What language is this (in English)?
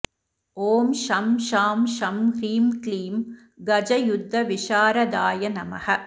Sanskrit